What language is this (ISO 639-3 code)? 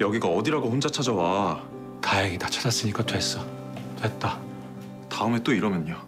kor